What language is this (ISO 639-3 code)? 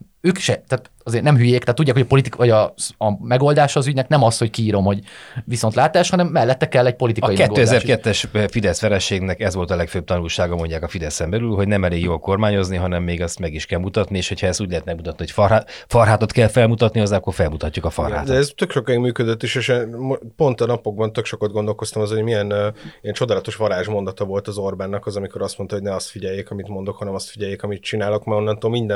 hun